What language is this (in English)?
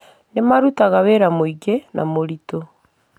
Kikuyu